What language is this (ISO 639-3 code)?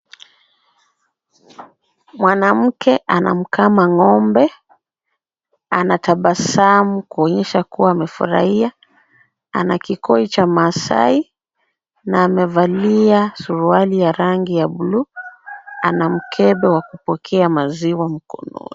swa